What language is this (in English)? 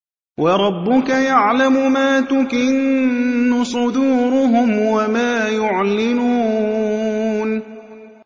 Arabic